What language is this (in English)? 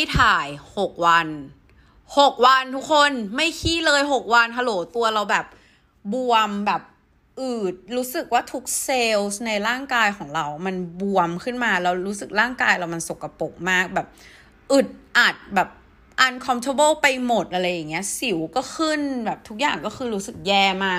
Thai